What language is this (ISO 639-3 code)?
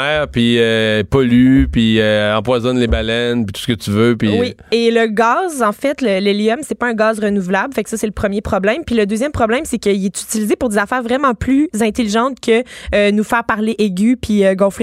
fra